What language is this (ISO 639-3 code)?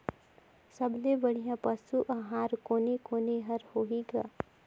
hne